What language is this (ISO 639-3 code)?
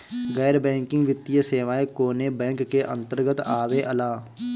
bho